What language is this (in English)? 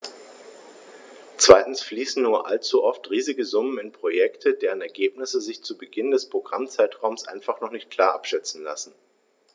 German